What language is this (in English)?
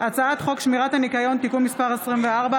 Hebrew